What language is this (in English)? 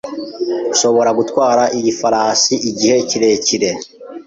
Kinyarwanda